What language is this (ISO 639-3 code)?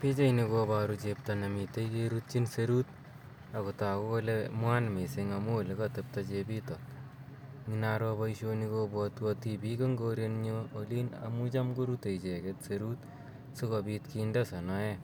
kln